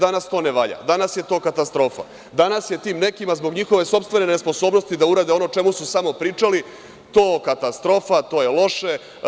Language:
Serbian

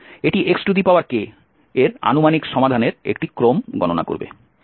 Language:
Bangla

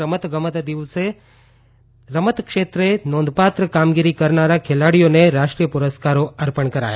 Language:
Gujarati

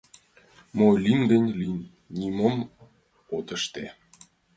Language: Mari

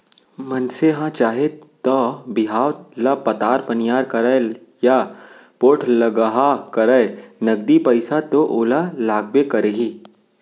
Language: Chhattisgarhi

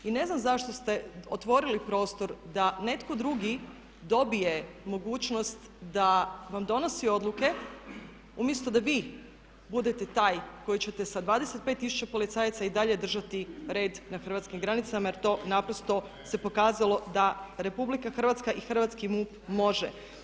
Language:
Croatian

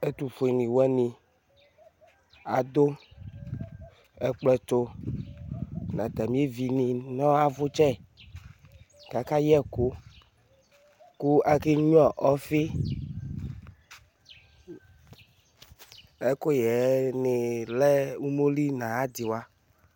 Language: Ikposo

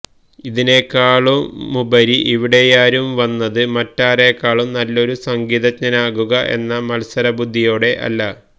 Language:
Malayalam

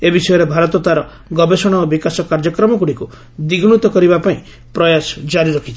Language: Odia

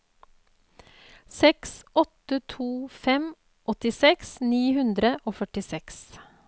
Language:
Norwegian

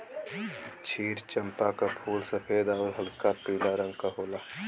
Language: Bhojpuri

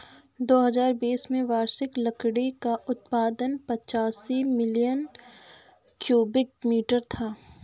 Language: Hindi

